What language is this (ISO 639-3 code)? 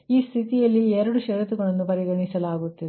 kan